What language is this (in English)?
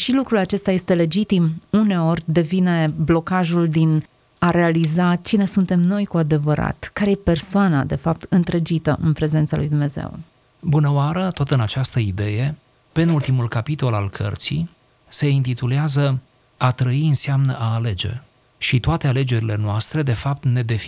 Romanian